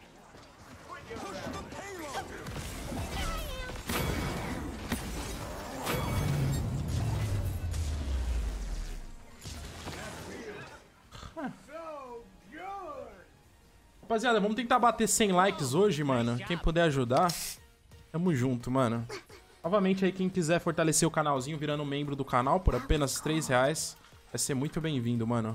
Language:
Portuguese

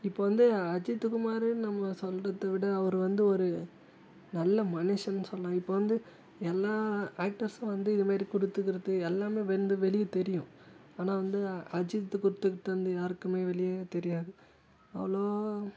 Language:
Tamil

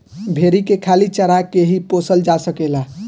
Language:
Bhojpuri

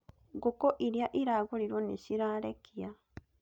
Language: Kikuyu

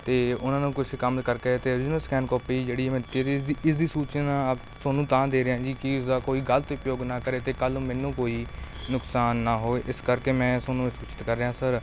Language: Punjabi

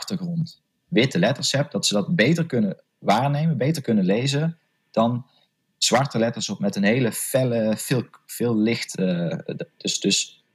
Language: Dutch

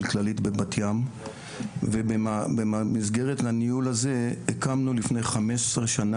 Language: Hebrew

